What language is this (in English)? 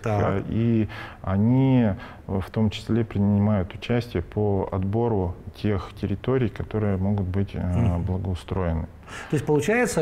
Russian